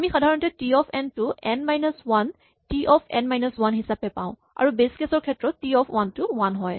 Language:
Assamese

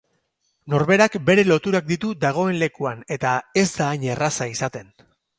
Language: Basque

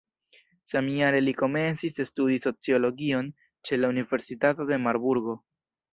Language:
Esperanto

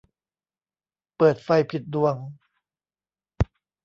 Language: Thai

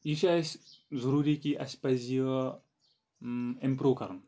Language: Kashmiri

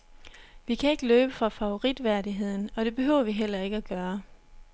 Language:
Danish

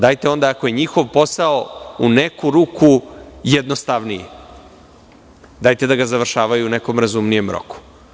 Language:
Serbian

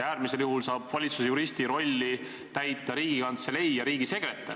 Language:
Estonian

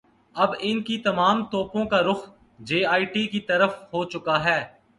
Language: Urdu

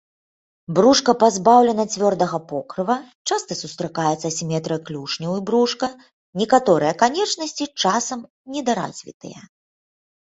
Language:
Belarusian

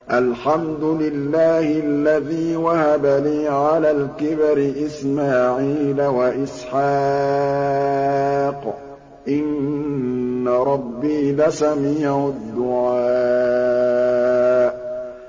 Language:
Arabic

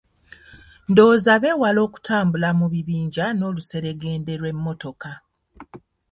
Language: Ganda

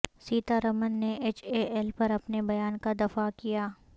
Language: Urdu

